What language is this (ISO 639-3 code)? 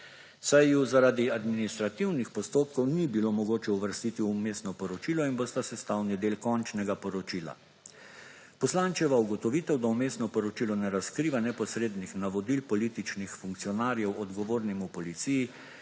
slv